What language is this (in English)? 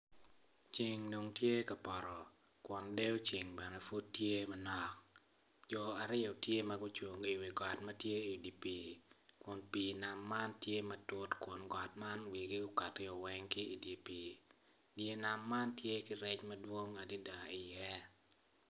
Acoli